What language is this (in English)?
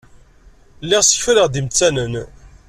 Kabyle